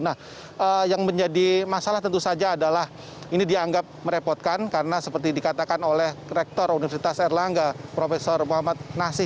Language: Indonesian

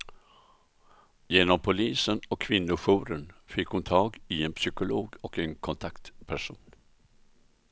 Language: Swedish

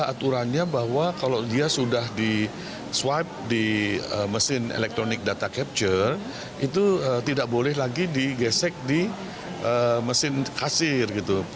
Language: Indonesian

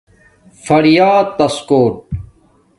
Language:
Domaaki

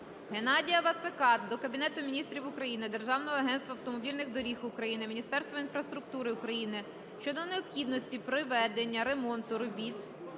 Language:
Ukrainian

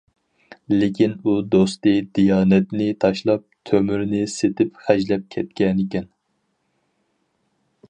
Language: Uyghur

